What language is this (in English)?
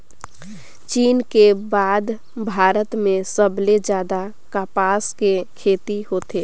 Chhattisgarhi